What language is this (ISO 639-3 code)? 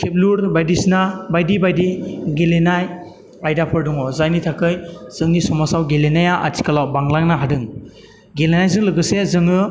brx